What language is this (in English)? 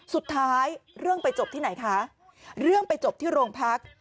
Thai